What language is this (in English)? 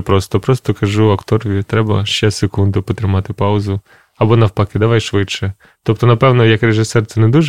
Ukrainian